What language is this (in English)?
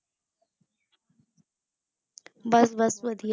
Punjabi